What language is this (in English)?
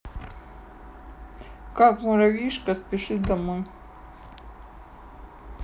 Russian